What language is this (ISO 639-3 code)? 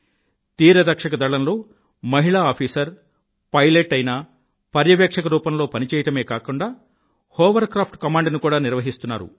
tel